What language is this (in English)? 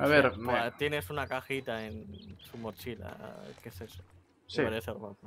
Spanish